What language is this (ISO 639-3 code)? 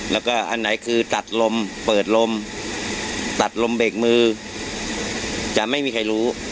tha